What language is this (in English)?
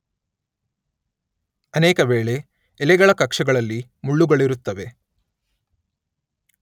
Kannada